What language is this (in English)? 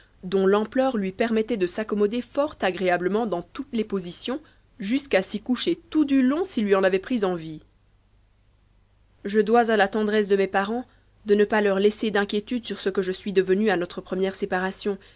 French